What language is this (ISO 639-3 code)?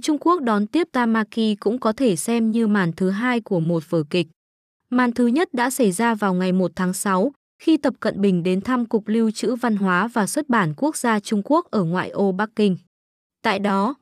vie